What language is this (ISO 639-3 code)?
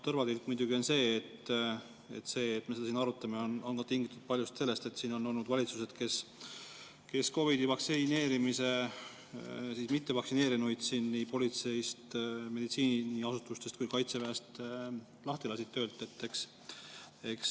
est